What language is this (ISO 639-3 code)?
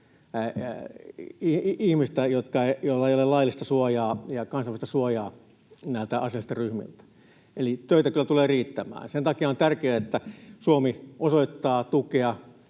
fin